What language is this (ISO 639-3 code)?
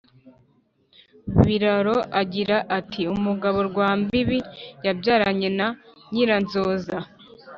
kin